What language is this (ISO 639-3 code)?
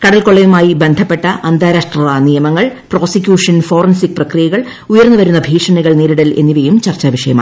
mal